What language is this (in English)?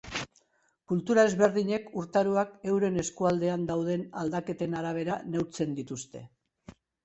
Basque